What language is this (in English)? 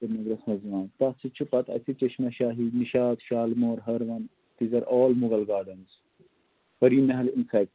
Kashmiri